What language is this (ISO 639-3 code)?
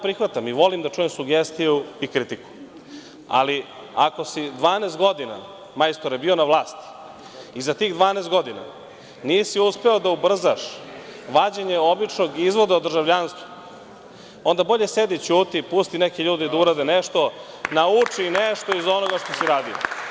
srp